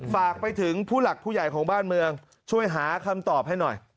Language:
Thai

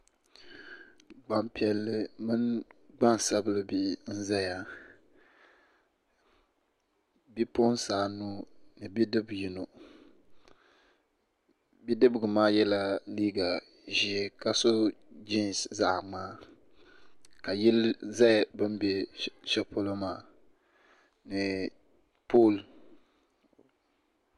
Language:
Dagbani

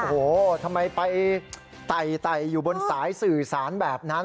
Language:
Thai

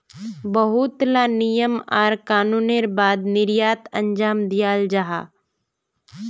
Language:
Magahi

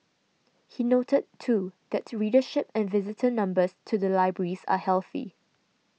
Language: English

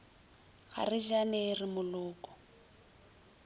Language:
Northern Sotho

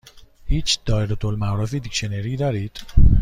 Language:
Persian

